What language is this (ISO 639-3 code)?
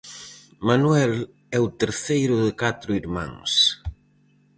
glg